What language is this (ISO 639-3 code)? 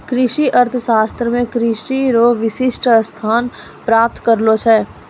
mai